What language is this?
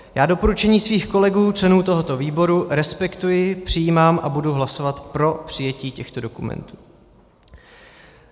Czech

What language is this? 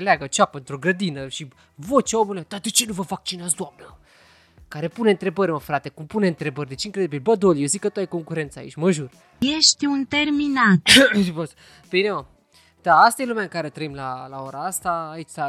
Romanian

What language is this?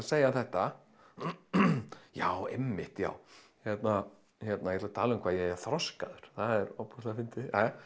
Icelandic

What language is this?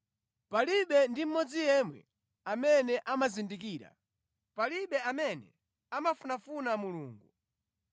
Nyanja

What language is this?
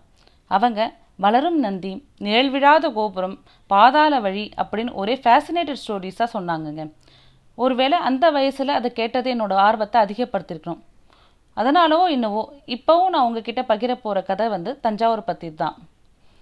Tamil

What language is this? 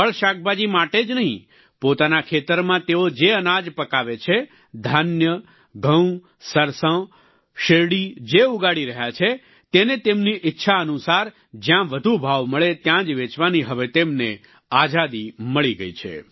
Gujarati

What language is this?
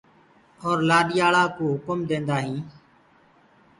Gurgula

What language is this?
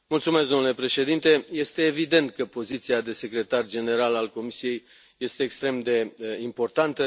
Romanian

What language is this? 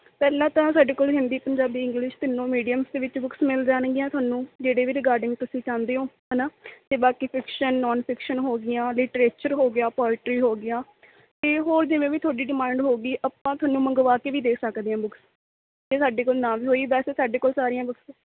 Punjabi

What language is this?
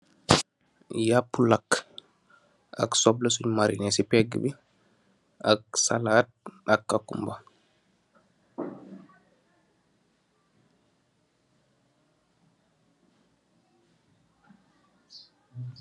Wolof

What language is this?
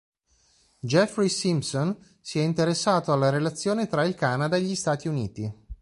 Italian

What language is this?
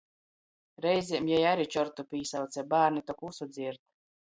Latgalian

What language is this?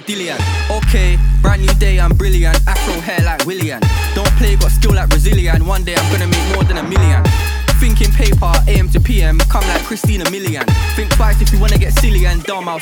English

